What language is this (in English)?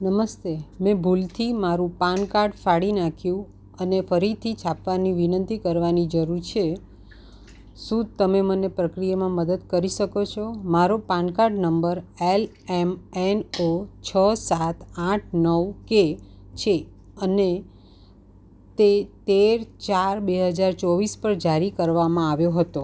Gujarati